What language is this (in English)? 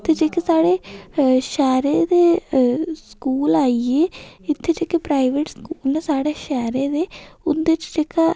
Dogri